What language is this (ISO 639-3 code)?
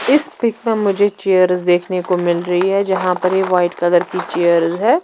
hin